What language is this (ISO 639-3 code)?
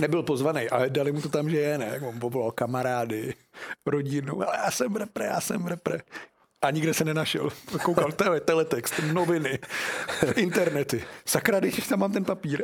ces